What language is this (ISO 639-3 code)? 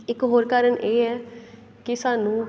pan